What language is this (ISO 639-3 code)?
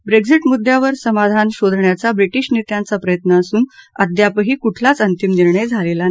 mar